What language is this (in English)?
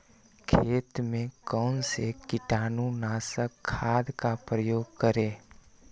Magahi